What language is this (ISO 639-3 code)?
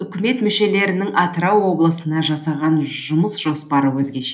kaz